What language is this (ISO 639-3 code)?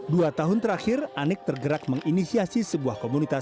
ind